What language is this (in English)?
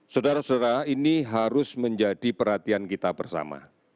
Indonesian